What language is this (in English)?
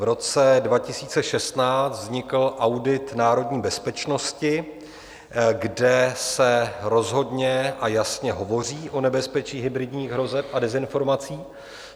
Czech